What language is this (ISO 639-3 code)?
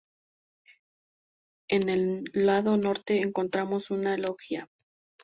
spa